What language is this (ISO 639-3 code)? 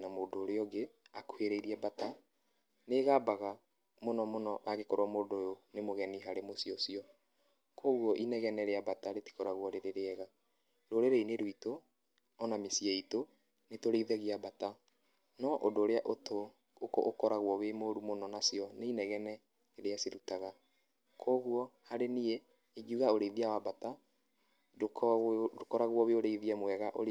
kik